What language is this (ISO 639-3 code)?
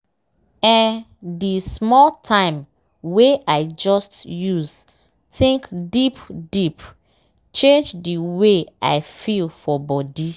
pcm